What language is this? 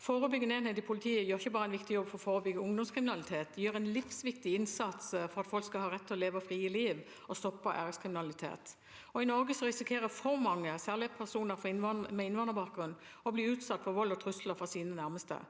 Norwegian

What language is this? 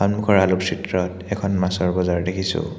Assamese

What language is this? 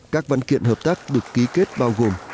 Vietnamese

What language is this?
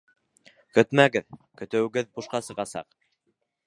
Bashkir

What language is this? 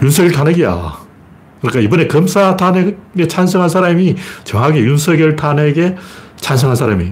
Korean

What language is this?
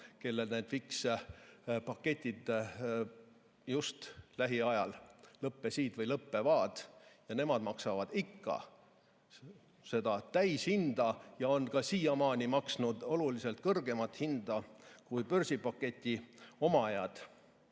Estonian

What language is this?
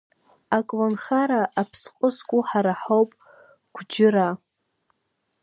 Abkhazian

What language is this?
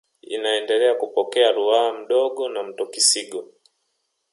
Swahili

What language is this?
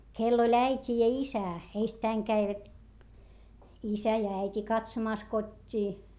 Finnish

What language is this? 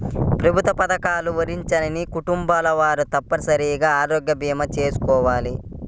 Telugu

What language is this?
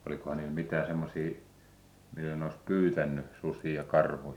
Finnish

